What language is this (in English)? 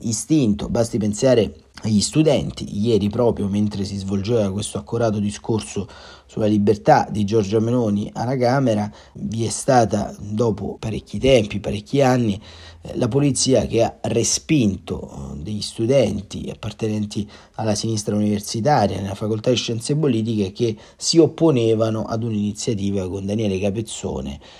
Italian